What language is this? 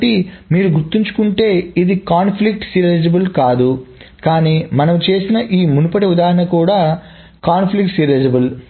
Telugu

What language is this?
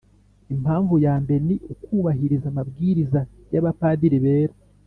Kinyarwanda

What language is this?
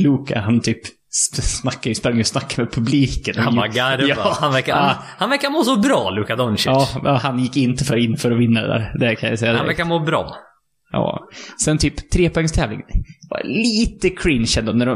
Swedish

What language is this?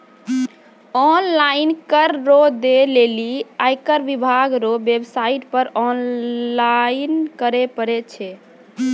Maithili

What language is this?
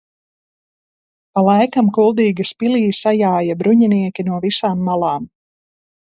Latvian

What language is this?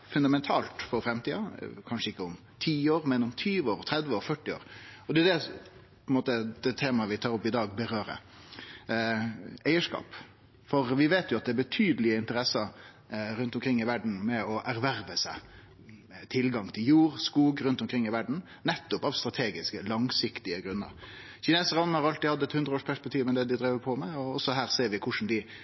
Norwegian Nynorsk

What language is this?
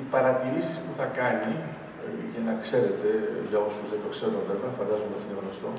Greek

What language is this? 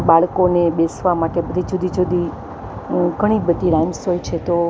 Gujarati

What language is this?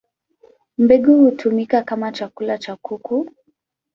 Swahili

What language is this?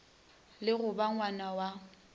Northern Sotho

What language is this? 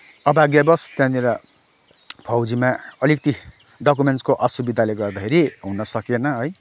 Nepali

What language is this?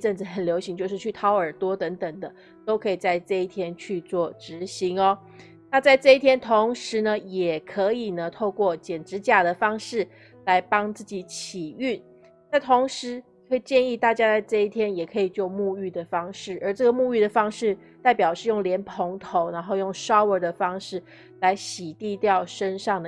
Chinese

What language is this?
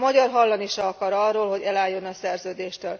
Hungarian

